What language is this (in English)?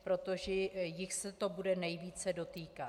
Czech